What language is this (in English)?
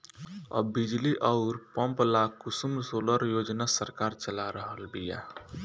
Bhojpuri